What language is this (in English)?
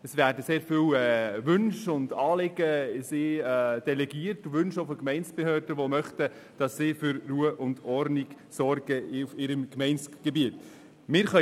Swiss German